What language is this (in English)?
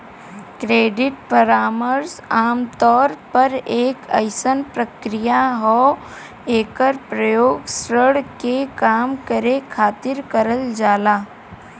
Bhojpuri